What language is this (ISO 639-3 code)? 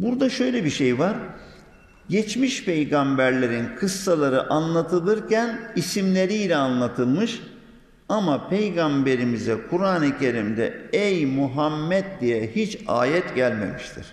tur